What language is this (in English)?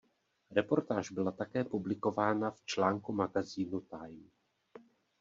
Czech